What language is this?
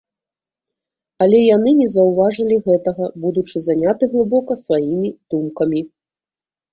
Belarusian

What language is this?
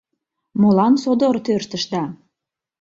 Mari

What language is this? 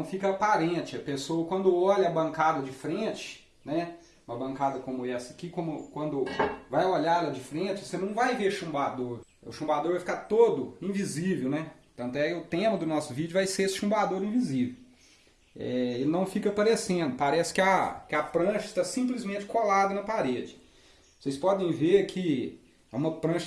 Portuguese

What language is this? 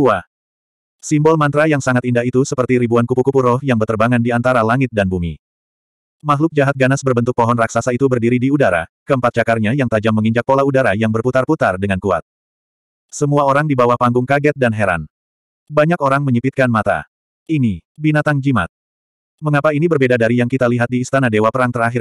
Indonesian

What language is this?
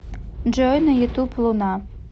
Russian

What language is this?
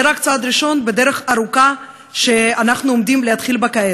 Hebrew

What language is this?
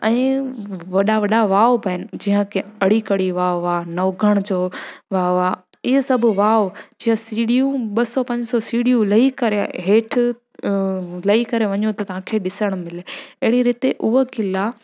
Sindhi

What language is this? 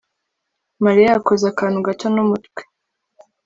Kinyarwanda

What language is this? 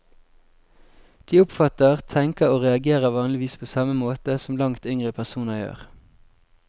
Norwegian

